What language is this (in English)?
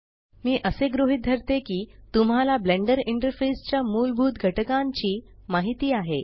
Marathi